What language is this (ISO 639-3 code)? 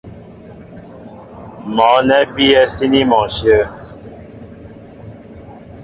mbo